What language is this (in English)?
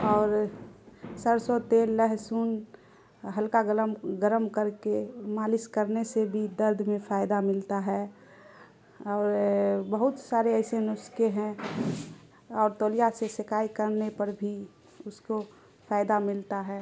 Urdu